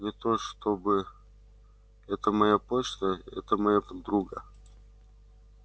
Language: Russian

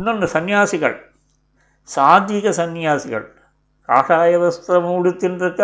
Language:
Tamil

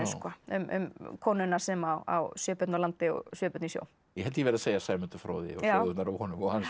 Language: Icelandic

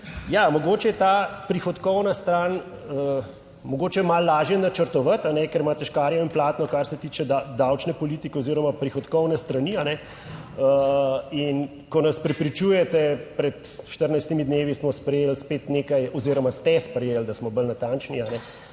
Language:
Slovenian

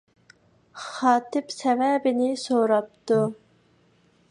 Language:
Uyghur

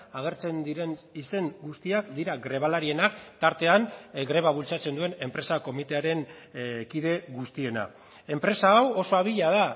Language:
Basque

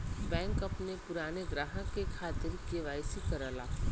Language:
Bhojpuri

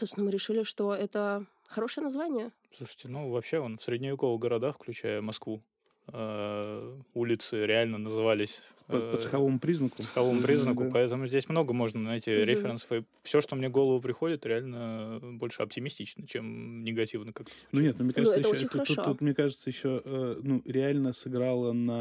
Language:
Russian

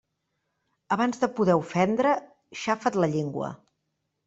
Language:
Catalan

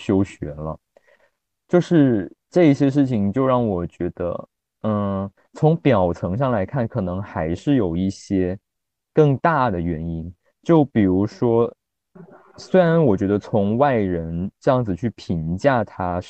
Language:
Chinese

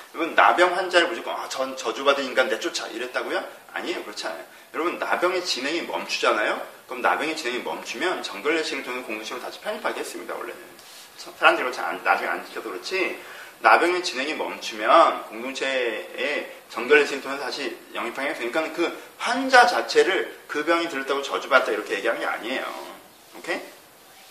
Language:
Korean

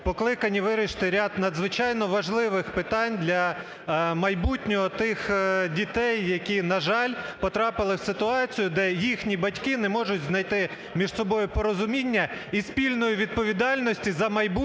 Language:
Ukrainian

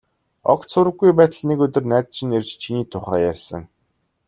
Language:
Mongolian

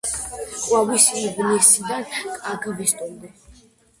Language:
Georgian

